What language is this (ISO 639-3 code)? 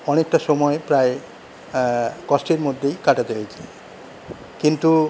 ben